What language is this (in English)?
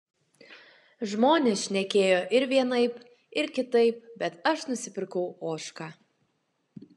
Lithuanian